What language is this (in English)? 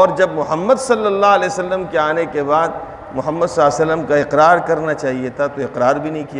Urdu